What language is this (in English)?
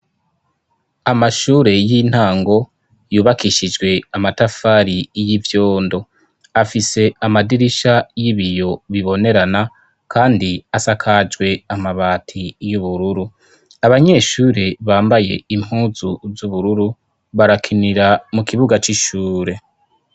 Rundi